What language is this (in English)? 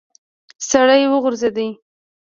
Pashto